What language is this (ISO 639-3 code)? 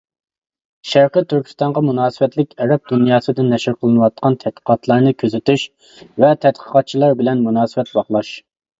uig